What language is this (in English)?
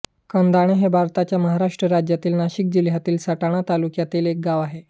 Marathi